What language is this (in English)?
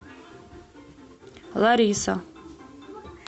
Russian